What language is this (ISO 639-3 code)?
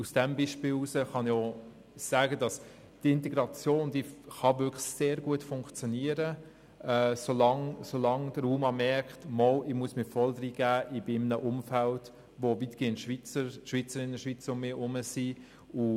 gsw